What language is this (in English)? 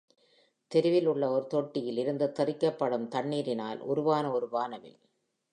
Tamil